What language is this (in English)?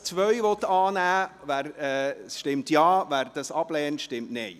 Swiss German